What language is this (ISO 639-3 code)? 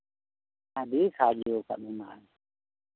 sat